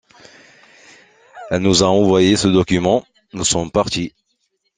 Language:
French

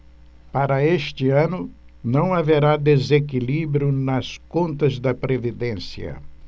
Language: Portuguese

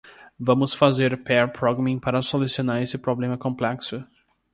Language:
Portuguese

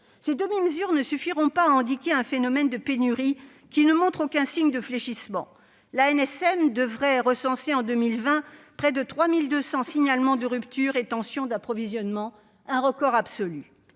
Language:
French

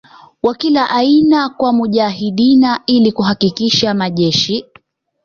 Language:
Swahili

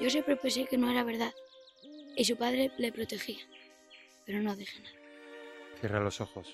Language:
Spanish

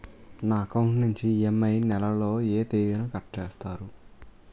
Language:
Telugu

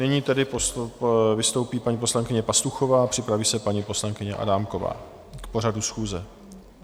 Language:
Czech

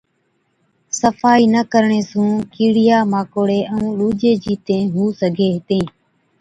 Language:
Od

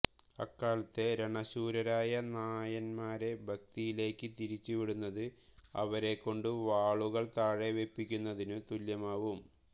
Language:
Malayalam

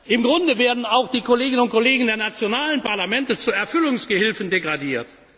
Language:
German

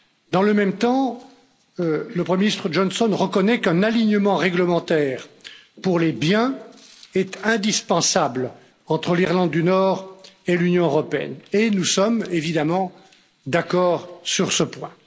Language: French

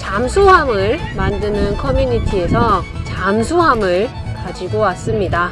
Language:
Korean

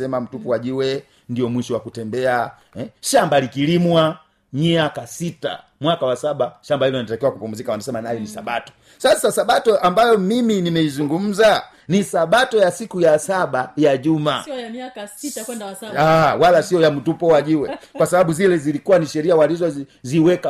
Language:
Swahili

